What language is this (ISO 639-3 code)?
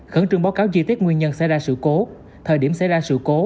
vie